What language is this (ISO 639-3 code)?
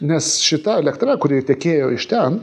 lit